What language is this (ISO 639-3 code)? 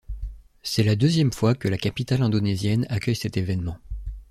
fra